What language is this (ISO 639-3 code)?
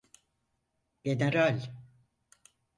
tur